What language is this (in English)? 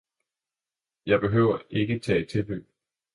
Danish